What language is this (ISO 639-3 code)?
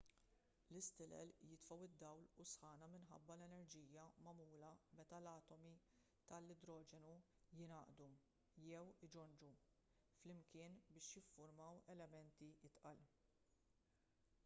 mlt